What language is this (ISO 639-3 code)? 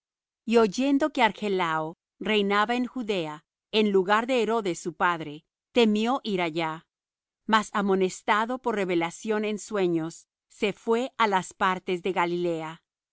spa